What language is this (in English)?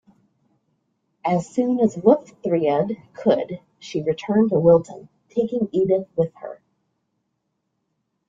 English